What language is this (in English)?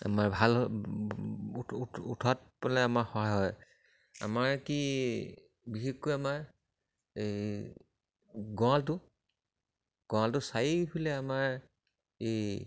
Assamese